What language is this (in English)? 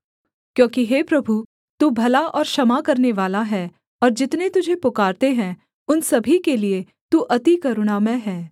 Hindi